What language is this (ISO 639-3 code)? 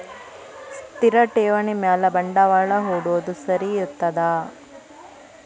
kan